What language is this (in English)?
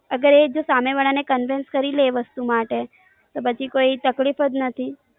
Gujarati